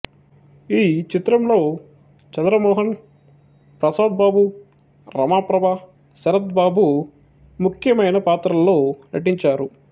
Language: Telugu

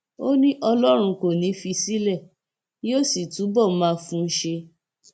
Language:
Yoruba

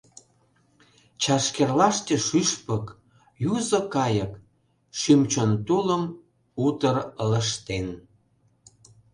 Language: Mari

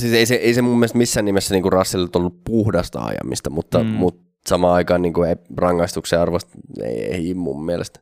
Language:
Finnish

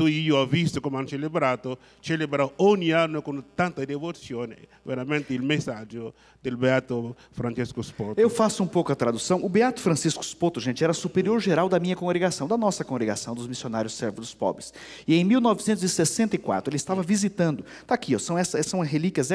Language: Portuguese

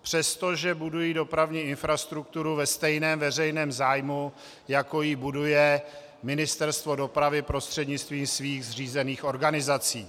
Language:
Czech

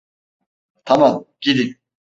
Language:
Turkish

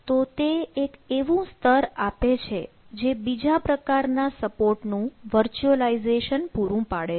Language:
Gujarati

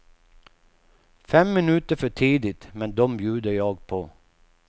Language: Swedish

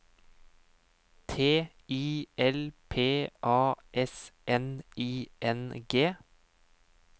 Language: Norwegian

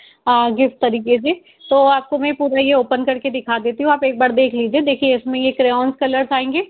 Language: Hindi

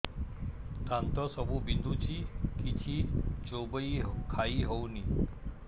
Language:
Odia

